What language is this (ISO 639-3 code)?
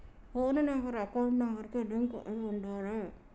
tel